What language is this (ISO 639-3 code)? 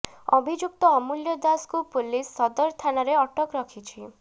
ori